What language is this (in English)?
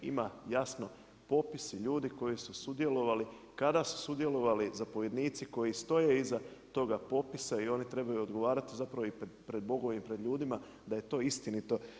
Croatian